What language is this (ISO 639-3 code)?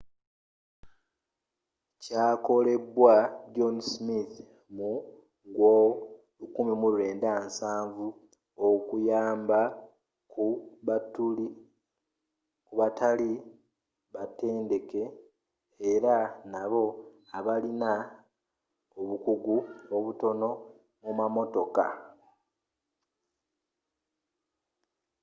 lug